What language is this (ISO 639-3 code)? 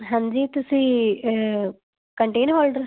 pan